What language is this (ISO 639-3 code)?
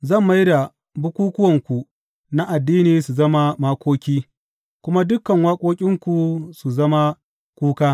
hau